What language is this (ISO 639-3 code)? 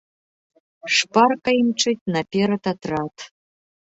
bel